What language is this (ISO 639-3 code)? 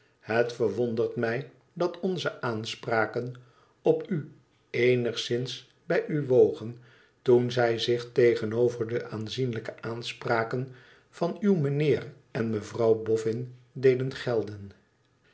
nld